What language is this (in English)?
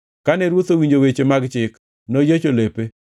Luo (Kenya and Tanzania)